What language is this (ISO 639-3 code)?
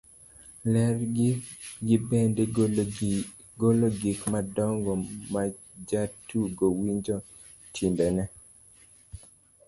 luo